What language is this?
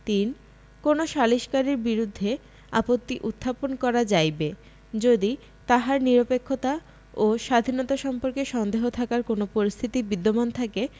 Bangla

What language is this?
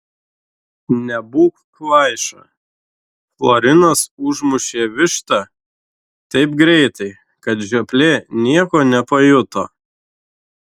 Lithuanian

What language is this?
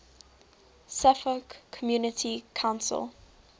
English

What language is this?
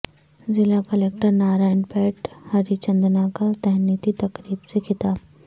Urdu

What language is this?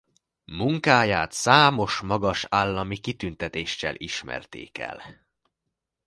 Hungarian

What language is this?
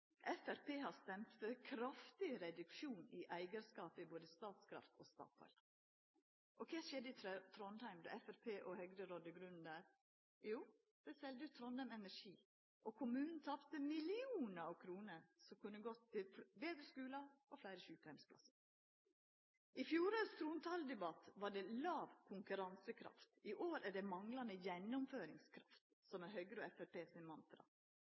Norwegian Nynorsk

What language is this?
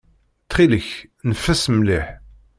Kabyle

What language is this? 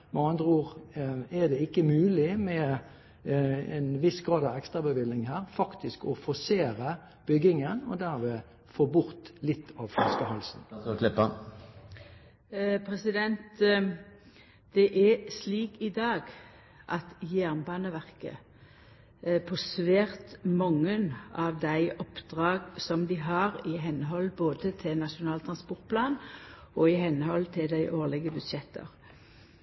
Norwegian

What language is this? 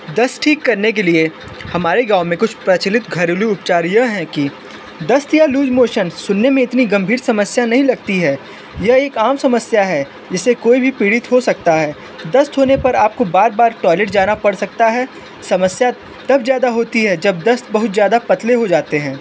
Hindi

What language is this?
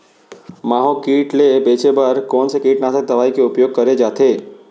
Chhattisgarhi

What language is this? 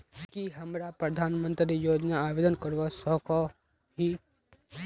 Magahi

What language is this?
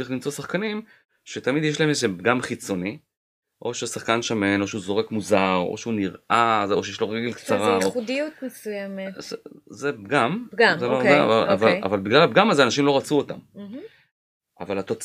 Hebrew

